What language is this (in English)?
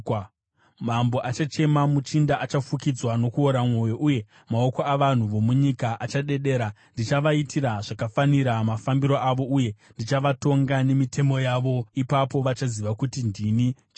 Shona